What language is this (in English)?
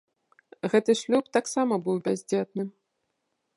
Belarusian